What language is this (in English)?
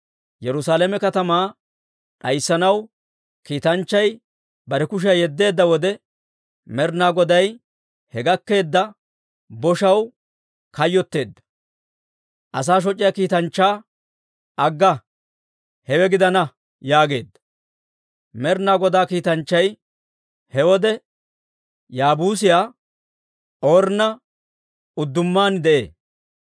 Dawro